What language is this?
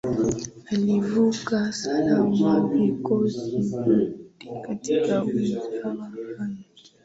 Swahili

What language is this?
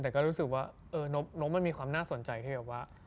Thai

